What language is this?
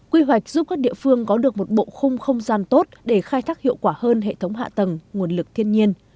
Vietnamese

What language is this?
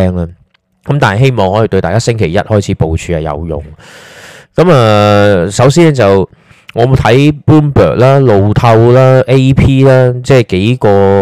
Chinese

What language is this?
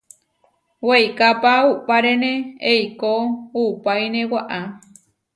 Huarijio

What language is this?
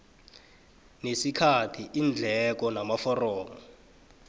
South Ndebele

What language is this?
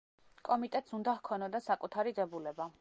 Georgian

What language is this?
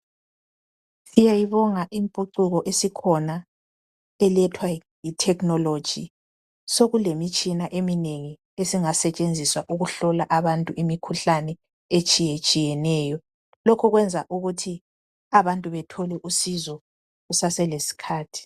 North Ndebele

